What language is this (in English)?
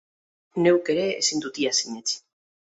Basque